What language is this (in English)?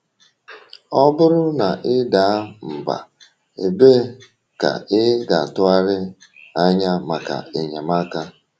Igbo